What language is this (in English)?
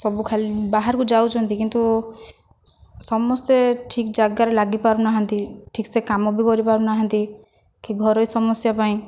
Odia